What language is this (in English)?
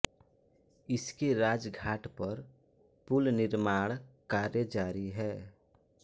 Hindi